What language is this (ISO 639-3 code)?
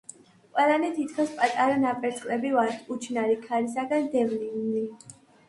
kat